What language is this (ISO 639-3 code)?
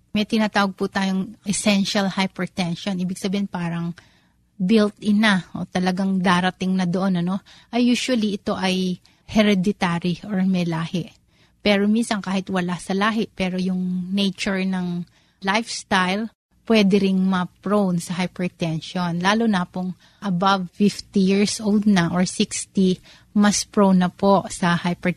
fil